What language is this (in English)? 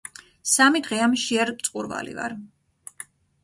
Georgian